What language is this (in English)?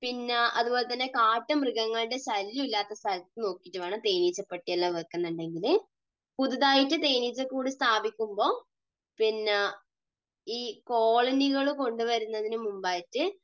Malayalam